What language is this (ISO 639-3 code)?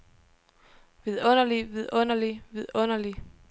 dan